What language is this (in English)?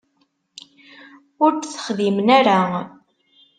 Kabyle